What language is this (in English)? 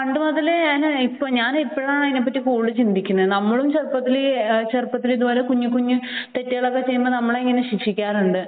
Malayalam